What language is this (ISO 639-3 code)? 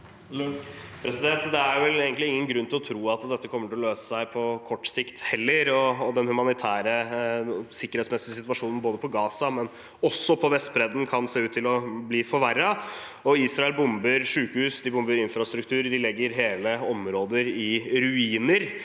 nor